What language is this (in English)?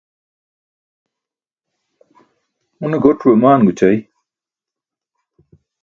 Burushaski